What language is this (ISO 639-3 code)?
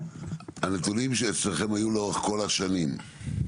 heb